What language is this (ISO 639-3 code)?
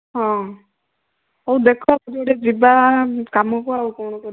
ori